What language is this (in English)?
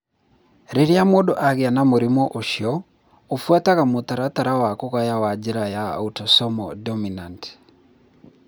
Kikuyu